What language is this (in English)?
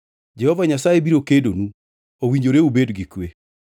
Luo (Kenya and Tanzania)